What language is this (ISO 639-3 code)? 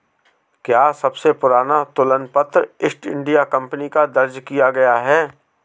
hin